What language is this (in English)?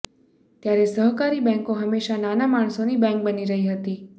Gujarati